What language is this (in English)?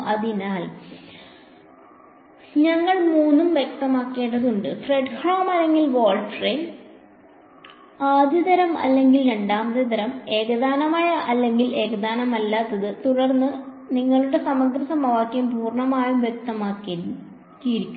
Malayalam